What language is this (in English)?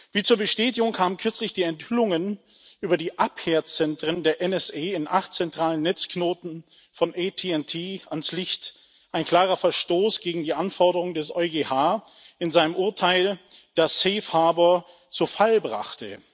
German